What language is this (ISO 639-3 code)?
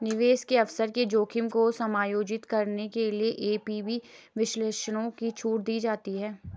hin